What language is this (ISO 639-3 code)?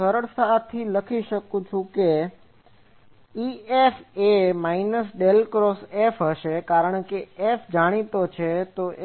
guj